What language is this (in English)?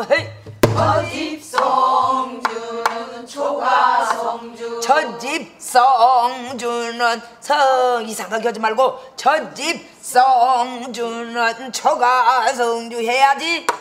Korean